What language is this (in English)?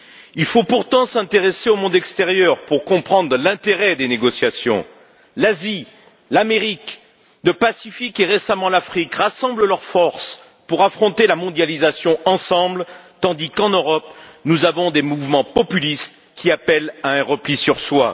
French